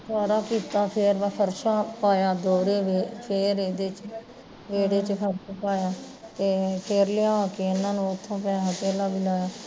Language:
Punjabi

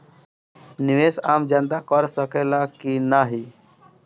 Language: Bhojpuri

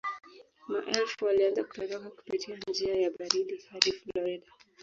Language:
Swahili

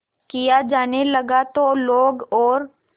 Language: Hindi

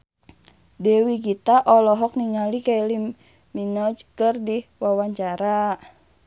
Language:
Sundanese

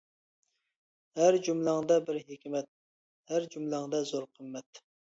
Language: Uyghur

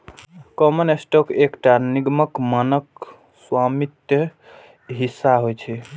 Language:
Maithili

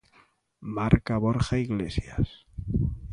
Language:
Galician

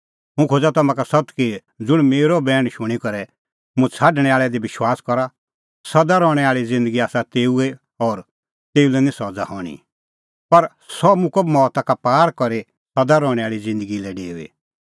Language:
Kullu Pahari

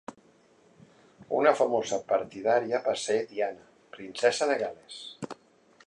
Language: Catalan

